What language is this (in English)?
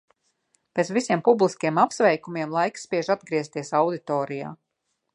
Latvian